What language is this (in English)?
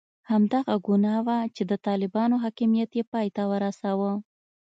Pashto